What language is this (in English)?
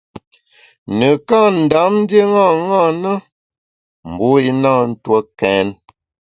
Bamun